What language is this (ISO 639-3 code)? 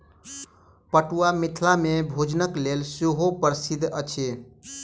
mai